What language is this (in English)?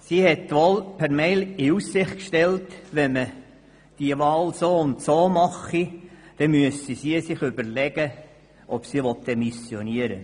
Swiss German